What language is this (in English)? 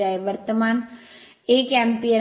Marathi